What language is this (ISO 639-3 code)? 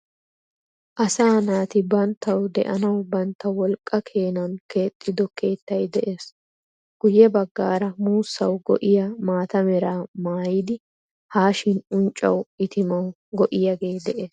wal